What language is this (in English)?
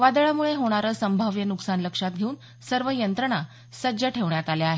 Marathi